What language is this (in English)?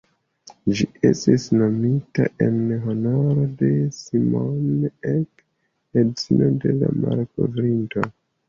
Esperanto